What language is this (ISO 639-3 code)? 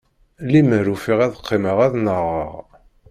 kab